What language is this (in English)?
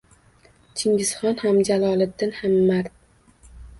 Uzbek